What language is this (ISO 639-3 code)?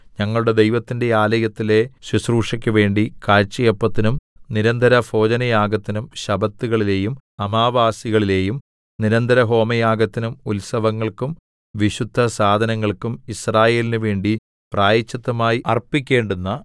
mal